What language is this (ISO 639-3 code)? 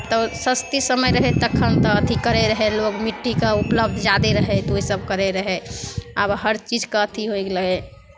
mai